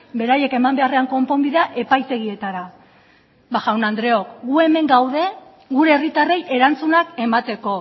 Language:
Basque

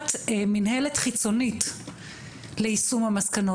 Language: Hebrew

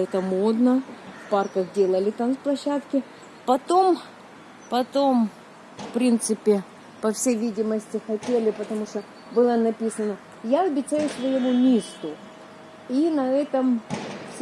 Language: Russian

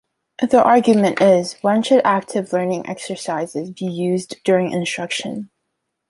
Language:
English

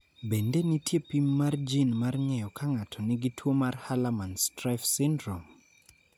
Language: Luo (Kenya and Tanzania)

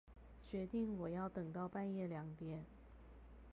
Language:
Chinese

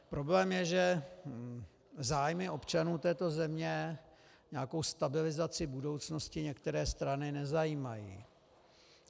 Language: Czech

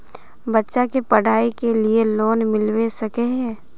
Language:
Magahi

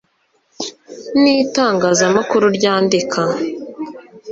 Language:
Kinyarwanda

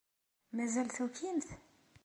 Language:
Kabyle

